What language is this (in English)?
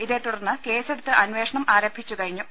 Malayalam